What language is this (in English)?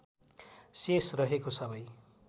Nepali